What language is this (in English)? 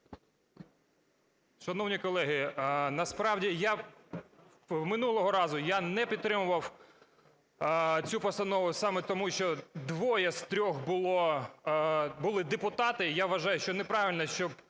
Ukrainian